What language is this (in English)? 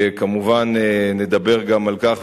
Hebrew